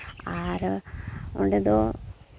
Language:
Santali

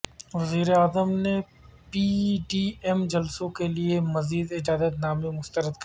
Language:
Urdu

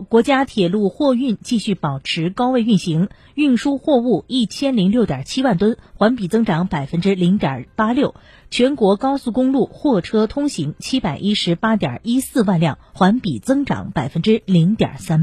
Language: Chinese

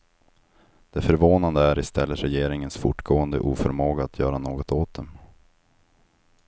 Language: Swedish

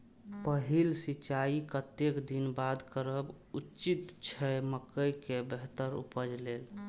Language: Maithili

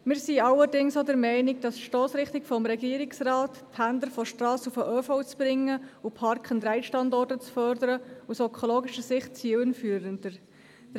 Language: Swiss German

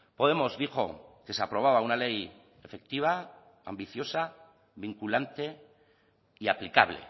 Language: Spanish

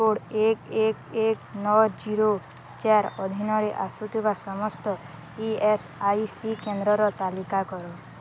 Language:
Odia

